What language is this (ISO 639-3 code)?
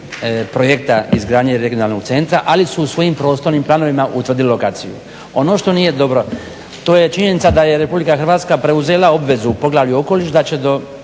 hrv